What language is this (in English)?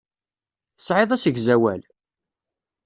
Kabyle